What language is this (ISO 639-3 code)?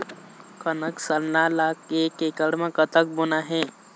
hne